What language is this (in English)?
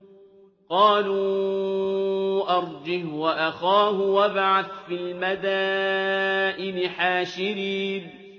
Arabic